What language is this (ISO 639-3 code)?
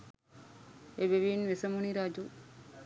sin